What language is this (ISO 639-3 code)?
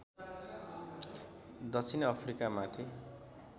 nep